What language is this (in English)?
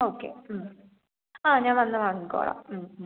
Malayalam